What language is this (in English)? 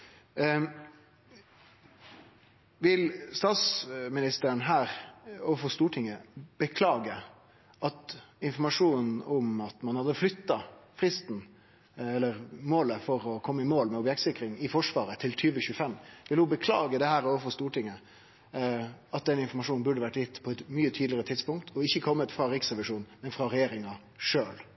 Norwegian Nynorsk